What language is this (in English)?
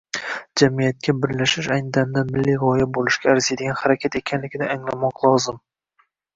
Uzbek